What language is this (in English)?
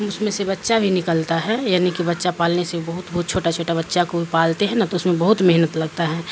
Urdu